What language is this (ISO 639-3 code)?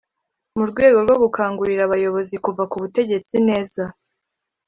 kin